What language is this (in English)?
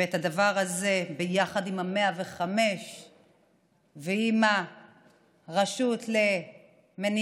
Hebrew